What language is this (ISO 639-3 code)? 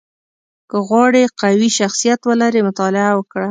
pus